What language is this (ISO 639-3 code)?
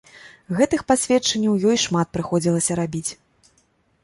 bel